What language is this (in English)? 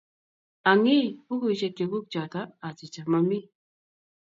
Kalenjin